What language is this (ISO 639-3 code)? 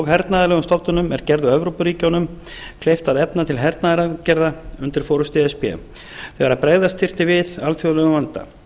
isl